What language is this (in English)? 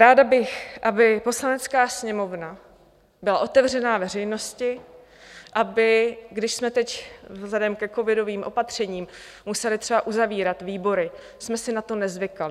Czech